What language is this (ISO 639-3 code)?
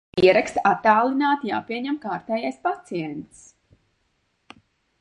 lav